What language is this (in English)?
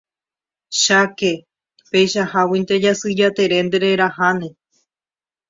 Guarani